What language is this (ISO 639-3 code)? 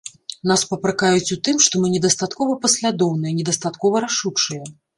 bel